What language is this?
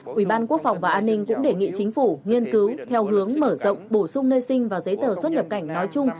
Vietnamese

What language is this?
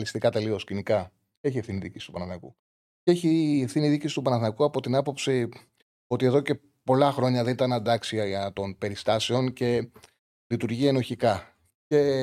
Greek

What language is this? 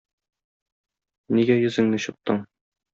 Tatar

